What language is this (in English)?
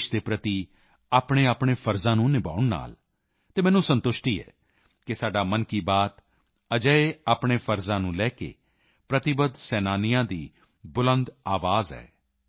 Punjabi